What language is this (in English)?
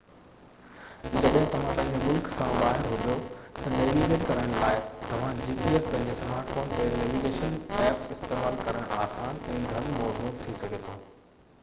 Sindhi